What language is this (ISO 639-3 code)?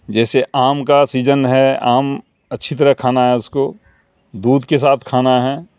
urd